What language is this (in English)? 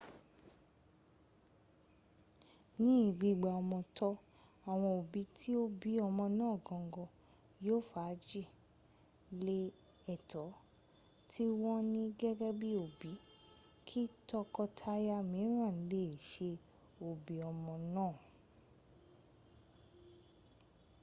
Yoruba